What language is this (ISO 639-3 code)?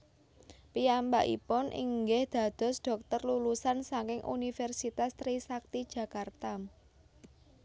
jav